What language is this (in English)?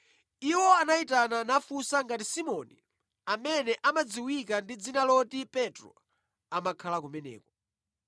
Nyanja